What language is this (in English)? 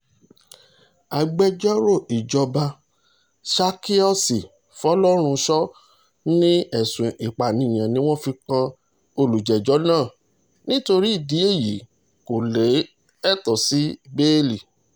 Yoruba